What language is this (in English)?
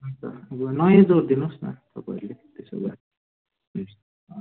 Nepali